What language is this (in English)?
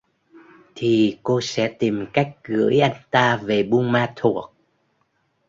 Vietnamese